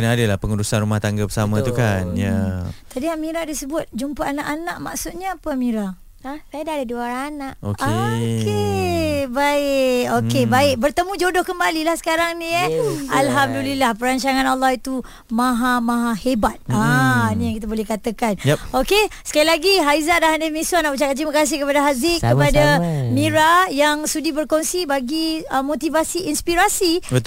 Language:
Malay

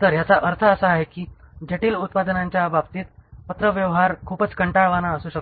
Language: Marathi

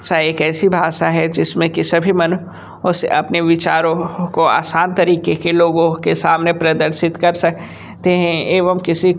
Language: Hindi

